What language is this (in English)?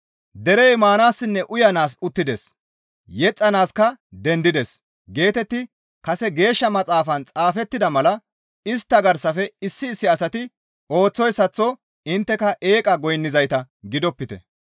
Gamo